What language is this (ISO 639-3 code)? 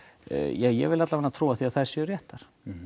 isl